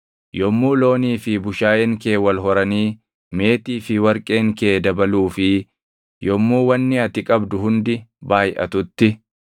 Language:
Oromo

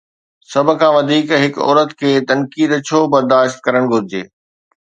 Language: Sindhi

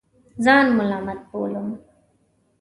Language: Pashto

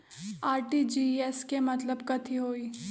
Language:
Magahi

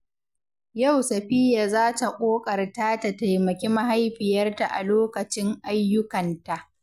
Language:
Hausa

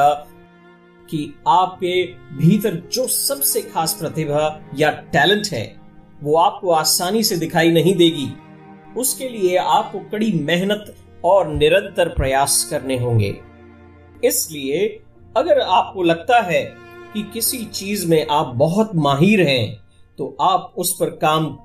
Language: Hindi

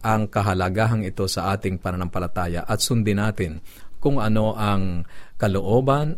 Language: Filipino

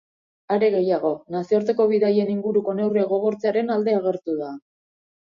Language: Basque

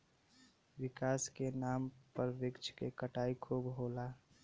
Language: Bhojpuri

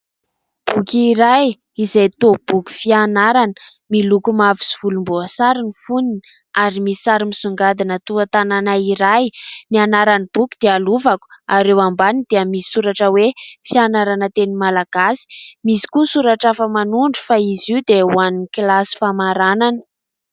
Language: Malagasy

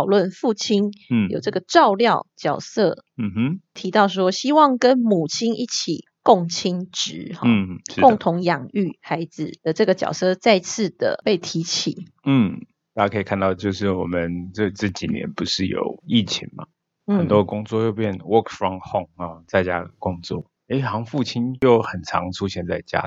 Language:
Chinese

